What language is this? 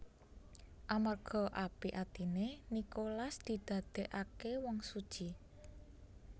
Javanese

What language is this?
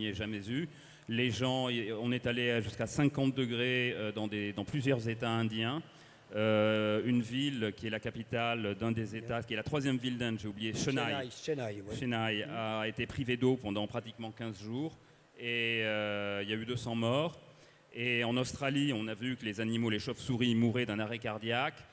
French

